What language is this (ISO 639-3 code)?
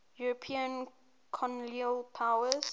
eng